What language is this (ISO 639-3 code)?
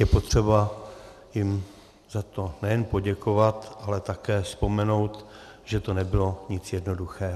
ces